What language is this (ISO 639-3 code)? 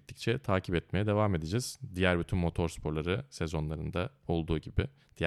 tur